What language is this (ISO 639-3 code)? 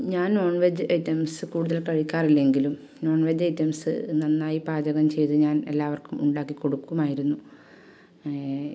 mal